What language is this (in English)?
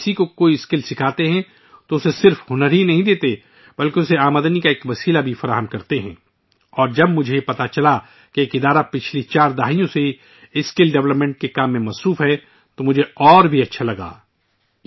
Urdu